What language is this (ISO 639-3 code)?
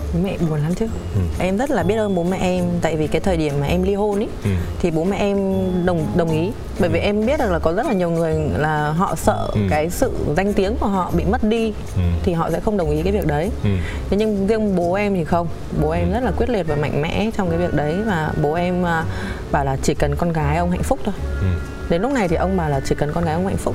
vie